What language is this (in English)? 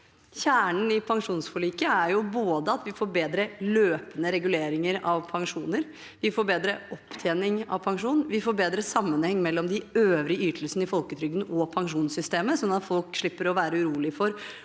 Norwegian